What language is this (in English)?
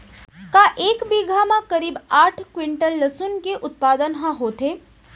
Chhattisgarhi